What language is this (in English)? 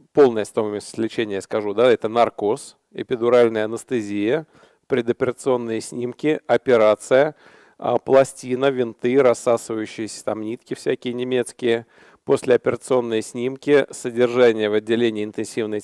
Russian